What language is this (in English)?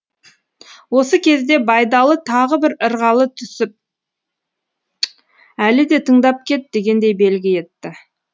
Kazakh